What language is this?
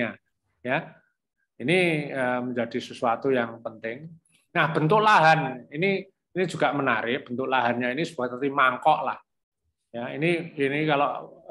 Indonesian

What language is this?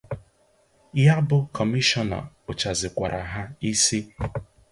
Igbo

